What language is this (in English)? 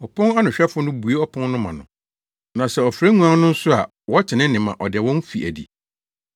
Akan